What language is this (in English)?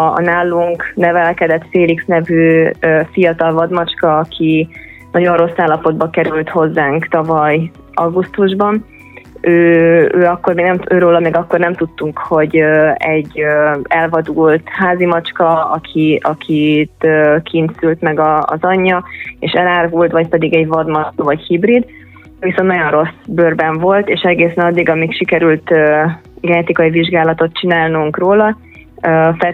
Hungarian